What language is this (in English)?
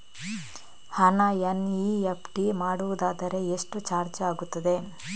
Kannada